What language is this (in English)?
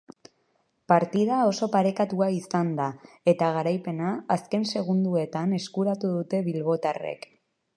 Basque